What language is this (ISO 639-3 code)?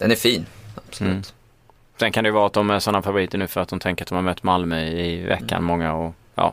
swe